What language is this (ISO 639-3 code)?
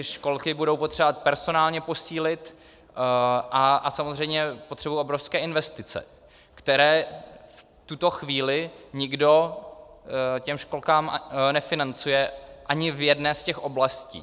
ces